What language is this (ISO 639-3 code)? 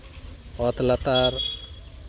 sat